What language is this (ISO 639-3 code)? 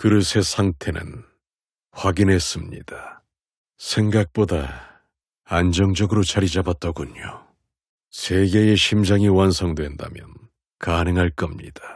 kor